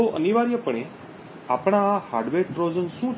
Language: Gujarati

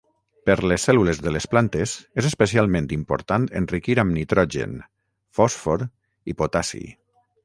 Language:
Catalan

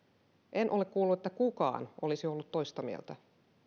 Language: Finnish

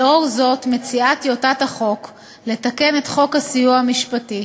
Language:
Hebrew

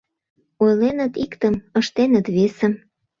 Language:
Mari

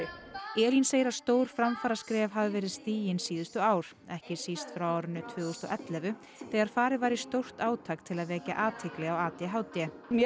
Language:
Icelandic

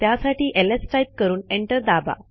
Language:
Marathi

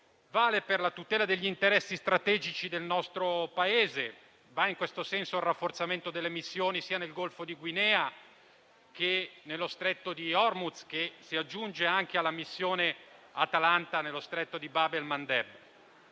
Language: Italian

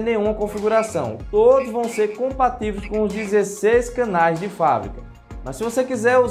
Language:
Portuguese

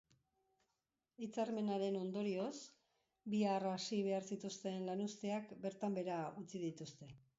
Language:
Basque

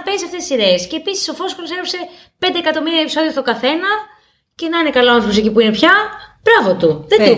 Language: Greek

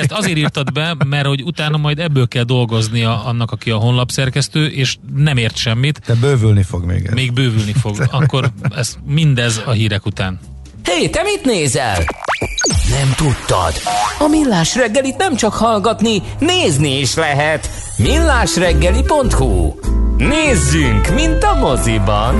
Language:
Hungarian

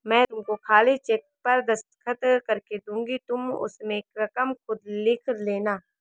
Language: Hindi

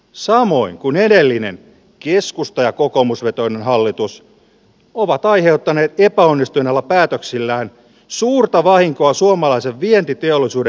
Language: Finnish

